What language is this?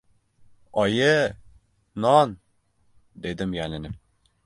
Uzbek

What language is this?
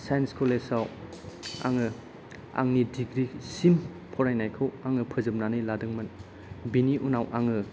Bodo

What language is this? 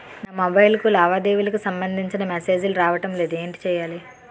Telugu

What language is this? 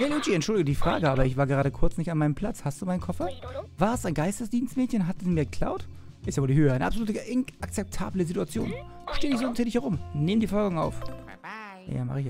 German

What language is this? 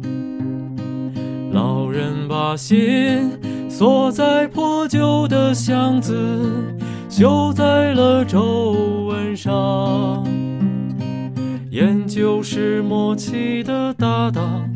Chinese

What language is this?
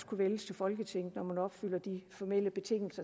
Danish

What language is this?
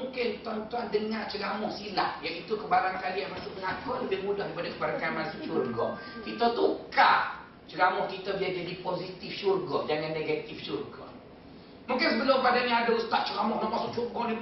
Malay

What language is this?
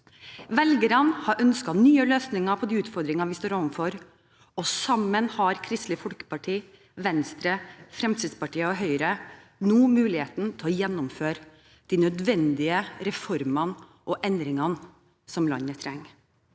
Norwegian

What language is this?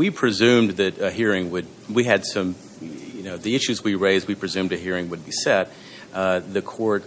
English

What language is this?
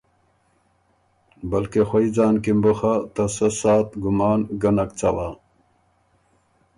Ormuri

